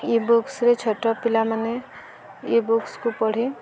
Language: Odia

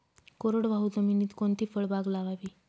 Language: Marathi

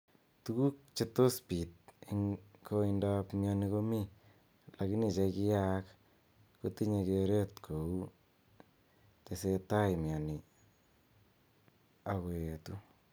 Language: Kalenjin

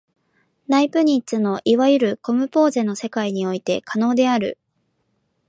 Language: Japanese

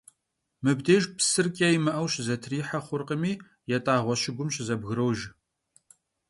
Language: Kabardian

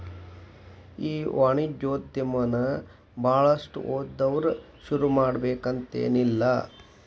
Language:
Kannada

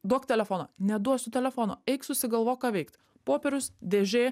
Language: Lithuanian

